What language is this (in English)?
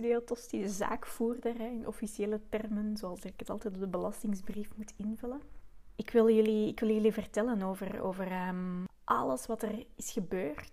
Dutch